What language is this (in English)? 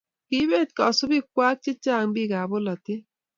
Kalenjin